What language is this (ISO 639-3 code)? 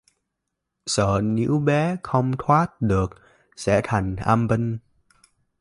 vie